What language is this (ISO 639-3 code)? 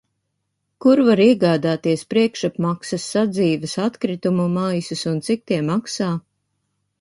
lav